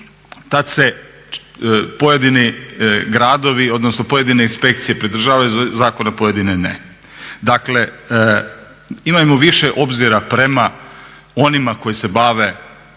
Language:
Croatian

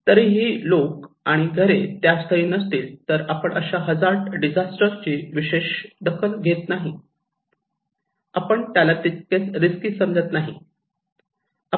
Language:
Marathi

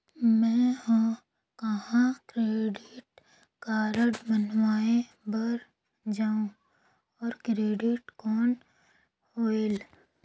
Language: Chhattisgarhi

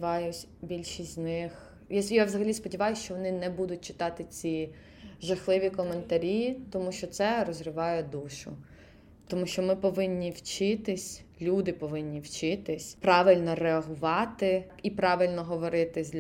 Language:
Ukrainian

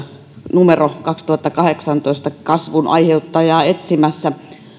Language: Finnish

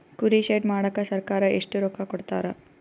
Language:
Kannada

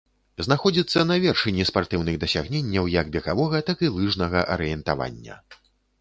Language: Belarusian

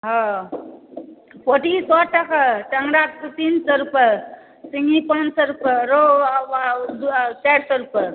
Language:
Maithili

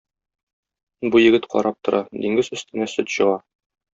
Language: Tatar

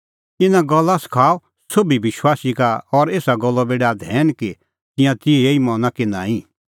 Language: Kullu Pahari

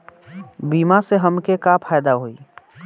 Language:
Bhojpuri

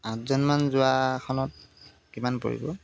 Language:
Assamese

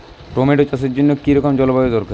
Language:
Bangla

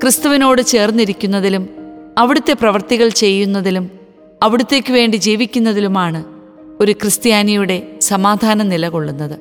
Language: Malayalam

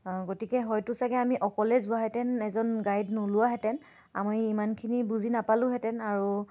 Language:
Assamese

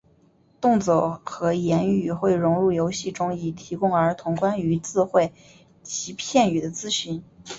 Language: Chinese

